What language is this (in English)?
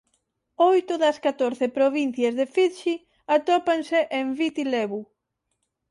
Galician